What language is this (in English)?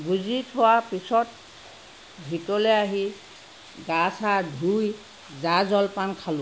Assamese